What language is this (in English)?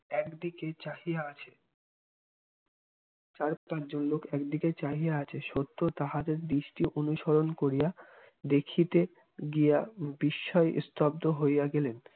Bangla